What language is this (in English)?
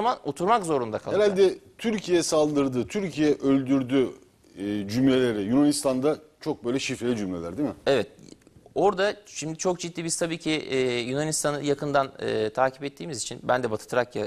Turkish